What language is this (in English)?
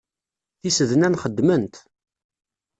Kabyle